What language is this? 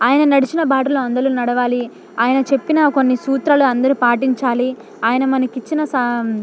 Telugu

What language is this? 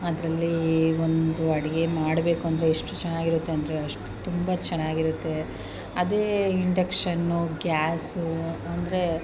Kannada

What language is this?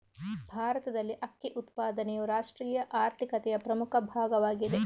Kannada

